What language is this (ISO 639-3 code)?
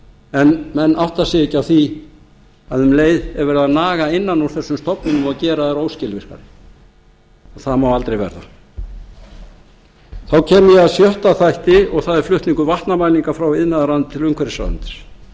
isl